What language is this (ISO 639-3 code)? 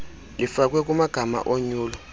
xho